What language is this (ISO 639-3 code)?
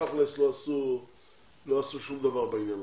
heb